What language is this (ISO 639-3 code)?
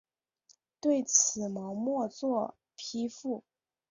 zho